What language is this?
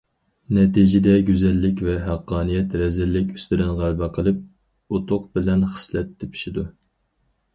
Uyghur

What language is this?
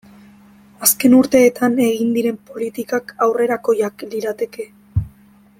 Basque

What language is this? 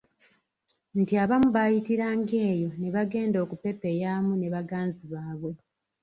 Ganda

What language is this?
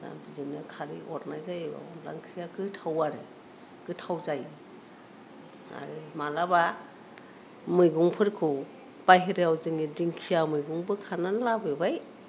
Bodo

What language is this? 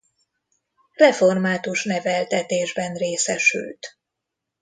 Hungarian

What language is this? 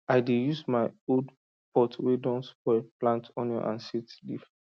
Nigerian Pidgin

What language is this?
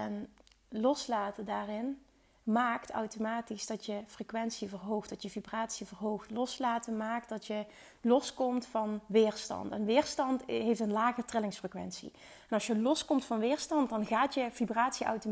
Dutch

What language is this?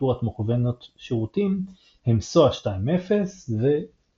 Hebrew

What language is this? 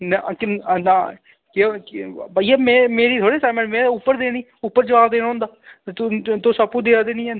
Dogri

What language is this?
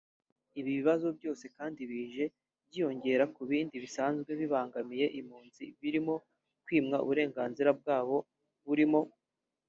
Kinyarwanda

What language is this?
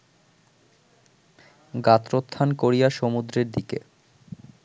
Bangla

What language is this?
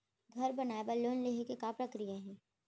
Chhattisgarhi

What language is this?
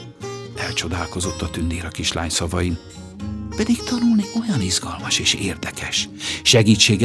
Hungarian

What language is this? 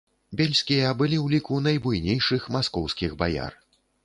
Belarusian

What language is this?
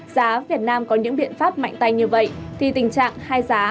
Vietnamese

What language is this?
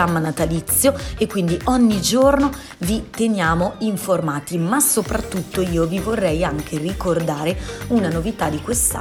Italian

